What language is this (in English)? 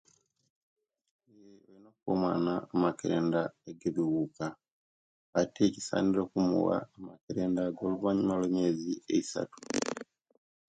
Kenyi